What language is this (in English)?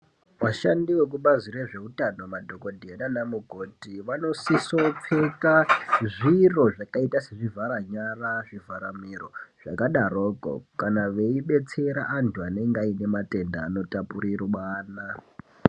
Ndau